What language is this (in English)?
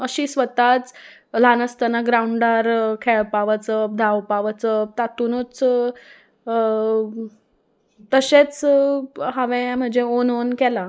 Konkani